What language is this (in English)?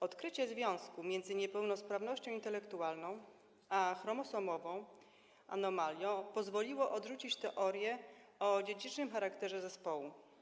Polish